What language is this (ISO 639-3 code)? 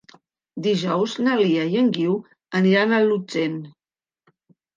cat